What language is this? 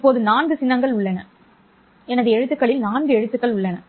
Tamil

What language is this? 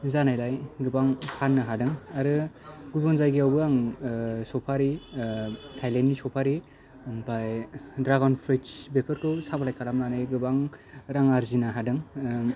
Bodo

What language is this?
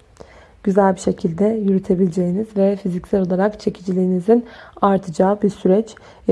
Turkish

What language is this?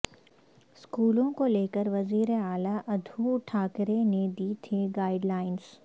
Urdu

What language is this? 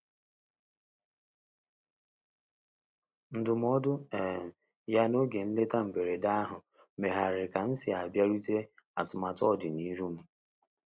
Igbo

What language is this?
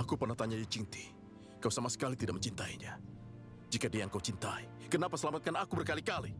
Indonesian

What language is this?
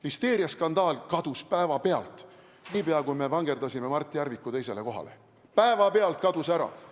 Estonian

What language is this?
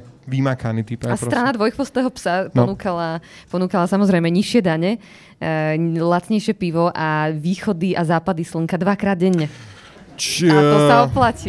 Slovak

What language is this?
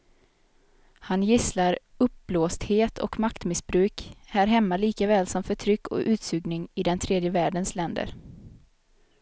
Swedish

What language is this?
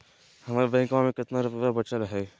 Magahi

